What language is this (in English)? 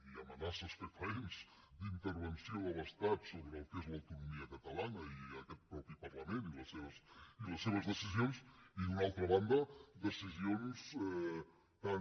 Catalan